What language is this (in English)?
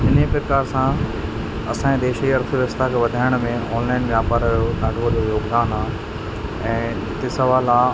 Sindhi